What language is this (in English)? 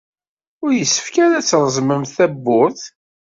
Kabyle